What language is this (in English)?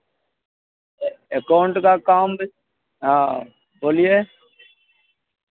Maithili